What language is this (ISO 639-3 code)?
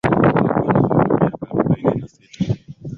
swa